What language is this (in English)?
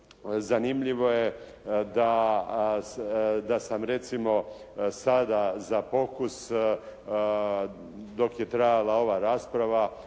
Croatian